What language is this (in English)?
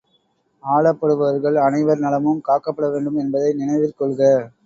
Tamil